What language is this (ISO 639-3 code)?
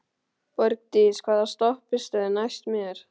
isl